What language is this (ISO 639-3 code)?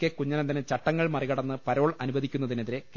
mal